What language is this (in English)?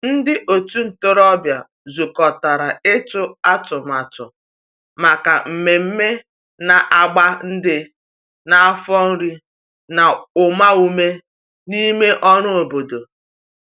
Igbo